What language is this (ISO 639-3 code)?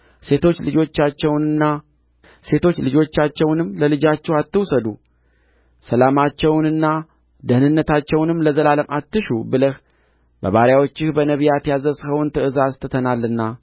amh